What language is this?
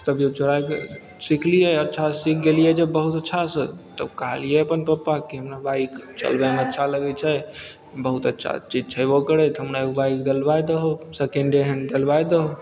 Maithili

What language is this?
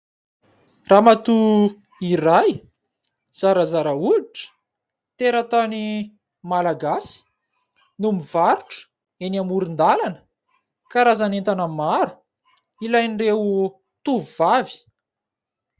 Malagasy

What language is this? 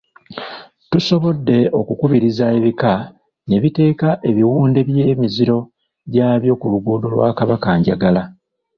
Ganda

